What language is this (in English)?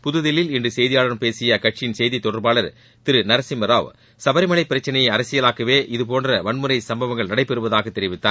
Tamil